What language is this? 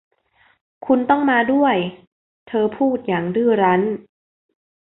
Thai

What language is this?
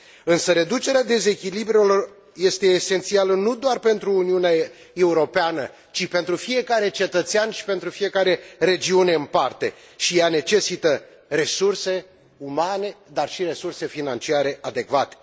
Romanian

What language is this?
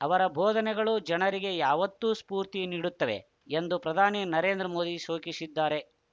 Kannada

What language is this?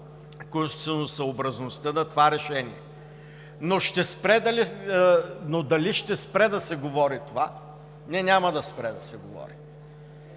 Bulgarian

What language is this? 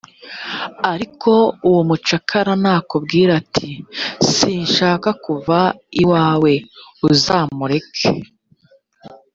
Kinyarwanda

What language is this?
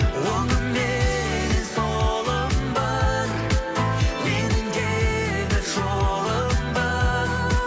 Kazakh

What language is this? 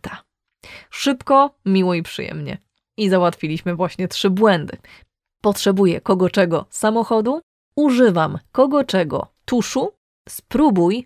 Polish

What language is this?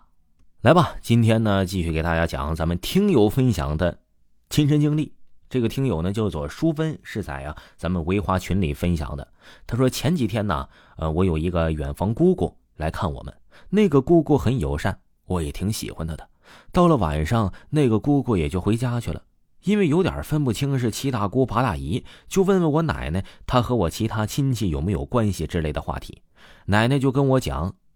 Chinese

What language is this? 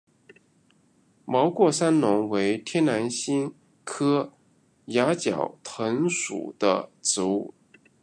Chinese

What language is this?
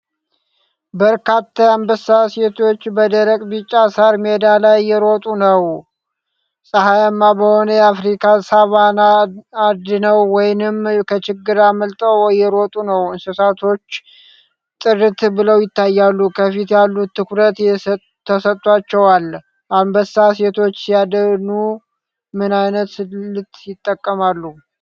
Amharic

